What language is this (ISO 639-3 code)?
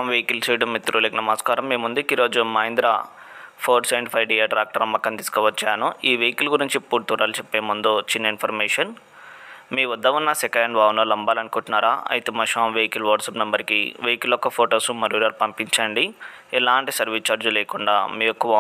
tel